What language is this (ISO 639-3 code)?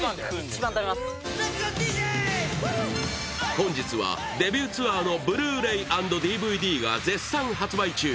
jpn